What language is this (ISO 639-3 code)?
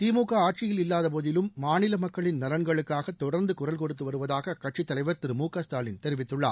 tam